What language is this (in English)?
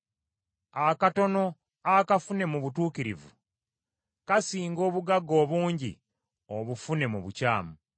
Ganda